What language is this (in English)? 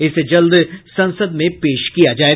Hindi